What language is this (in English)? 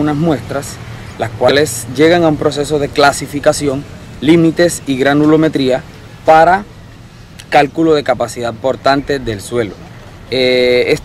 Spanish